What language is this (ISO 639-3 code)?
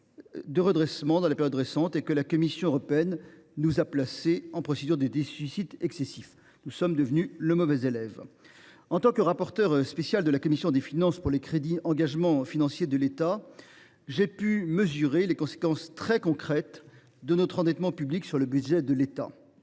fra